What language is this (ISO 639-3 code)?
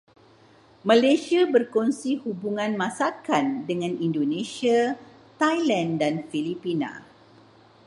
msa